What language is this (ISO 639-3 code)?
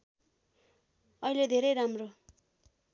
nep